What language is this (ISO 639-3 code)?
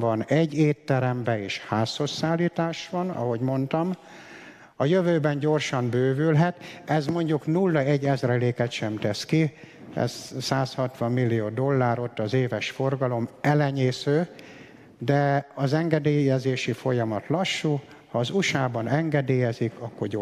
hun